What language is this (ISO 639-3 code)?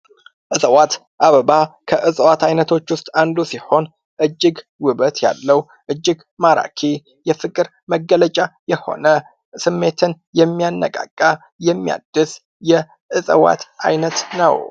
amh